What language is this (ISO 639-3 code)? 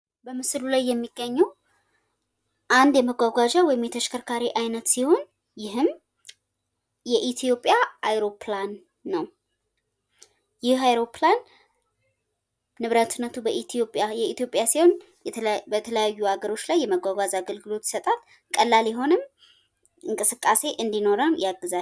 amh